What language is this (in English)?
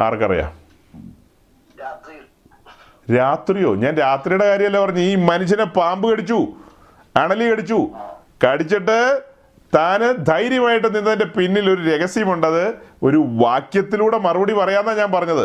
Malayalam